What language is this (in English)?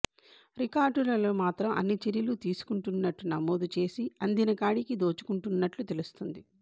Telugu